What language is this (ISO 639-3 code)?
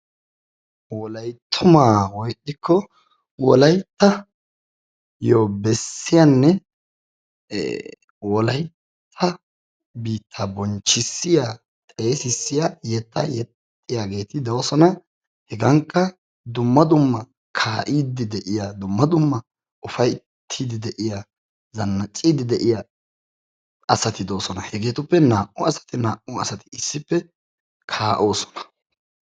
wal